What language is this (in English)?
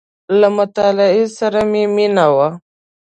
Pashto